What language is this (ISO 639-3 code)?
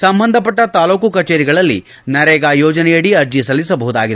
kan